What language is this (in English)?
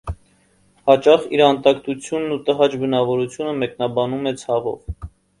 Armenian